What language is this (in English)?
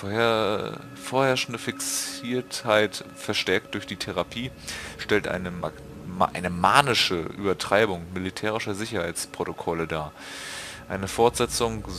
German